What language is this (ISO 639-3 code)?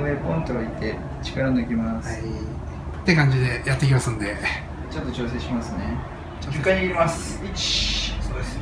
jpn